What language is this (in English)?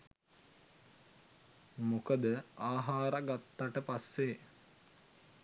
Sinhala